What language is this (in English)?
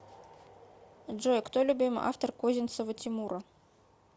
Russian